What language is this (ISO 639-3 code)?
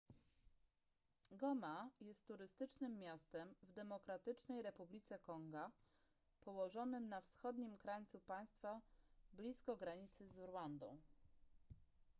pol